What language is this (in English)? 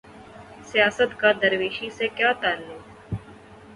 Urdu